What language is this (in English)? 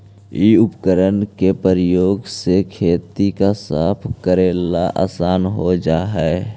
Magahi